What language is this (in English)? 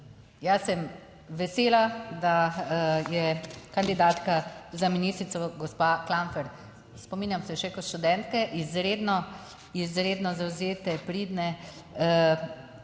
Slovenian